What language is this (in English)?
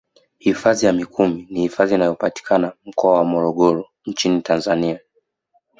Swahili